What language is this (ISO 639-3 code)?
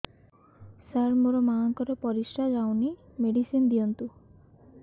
ori